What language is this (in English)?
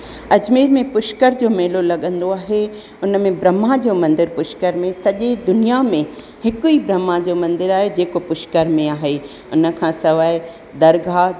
Sindhi